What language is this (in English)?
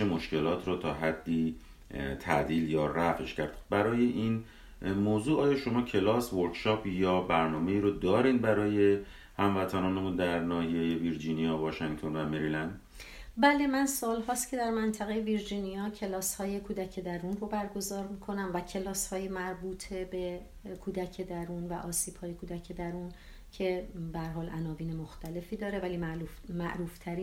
Persian